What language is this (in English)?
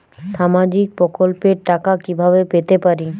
Bangla